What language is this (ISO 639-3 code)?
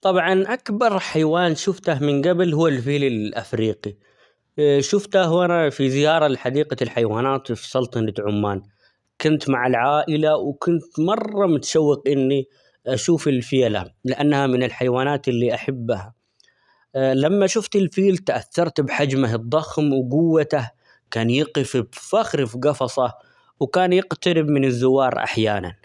acx